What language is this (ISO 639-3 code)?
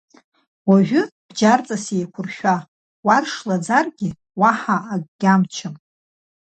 abk